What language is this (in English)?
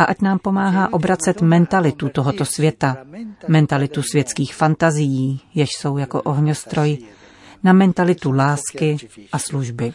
Czech